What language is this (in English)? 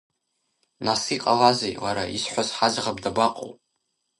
Abkhazian